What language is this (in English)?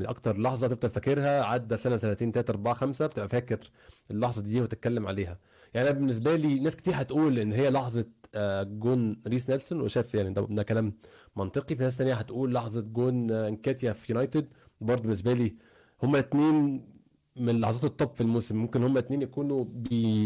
Arabic